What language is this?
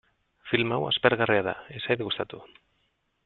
Basque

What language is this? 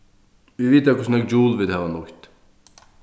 Faroese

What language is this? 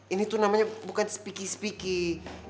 Indonesian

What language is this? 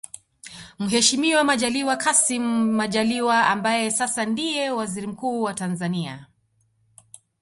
Swahili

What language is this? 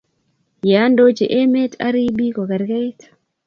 Kalenjin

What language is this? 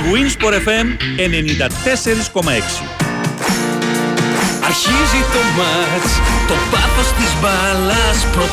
Greek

